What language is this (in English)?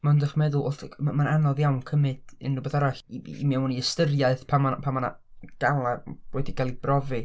Welsh